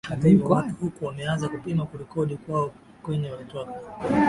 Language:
Swahili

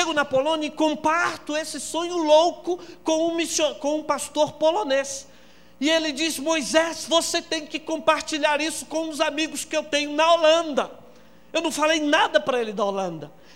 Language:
Portuguese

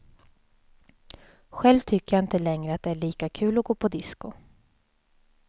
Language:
Swedish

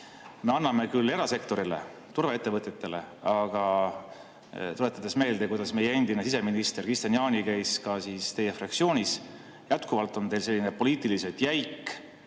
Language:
Estonian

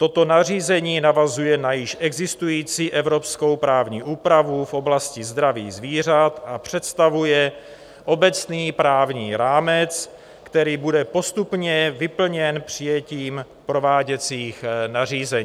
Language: Czech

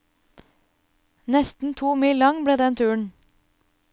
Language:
Norwegian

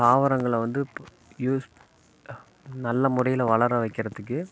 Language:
Tamil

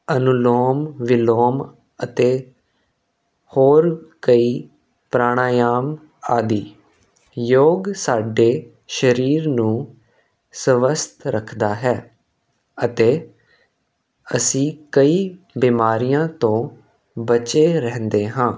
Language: Punjabi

